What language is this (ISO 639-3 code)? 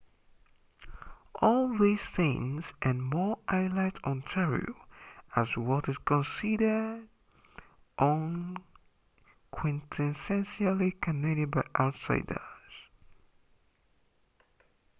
eng